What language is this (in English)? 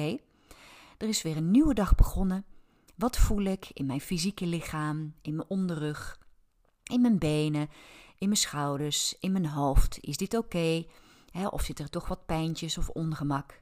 Dutch